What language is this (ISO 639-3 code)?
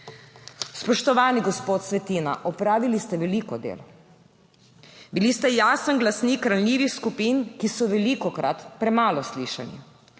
slv